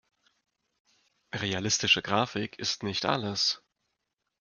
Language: German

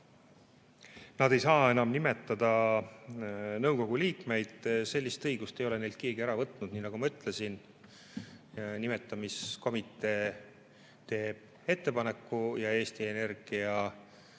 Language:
Estonian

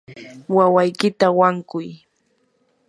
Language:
Yanahuanca Pasco Quechua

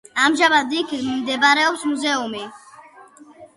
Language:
Georgian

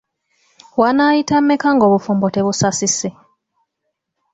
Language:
Ganda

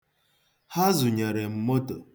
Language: Igbo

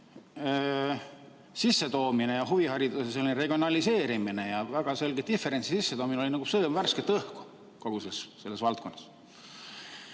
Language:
Estonian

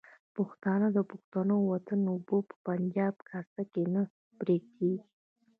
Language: Pashto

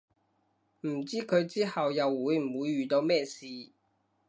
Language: Cantonese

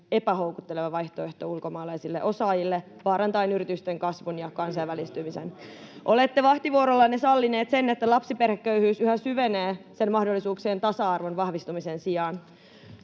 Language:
Finnish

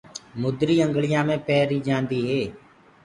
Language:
Gurgula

